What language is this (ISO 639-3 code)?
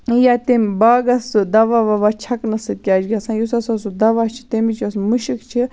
kas